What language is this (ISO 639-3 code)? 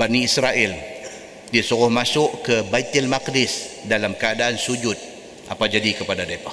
msa